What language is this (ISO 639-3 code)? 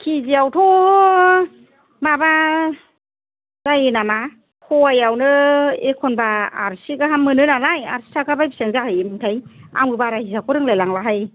brx